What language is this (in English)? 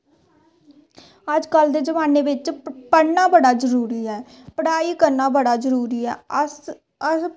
Dogri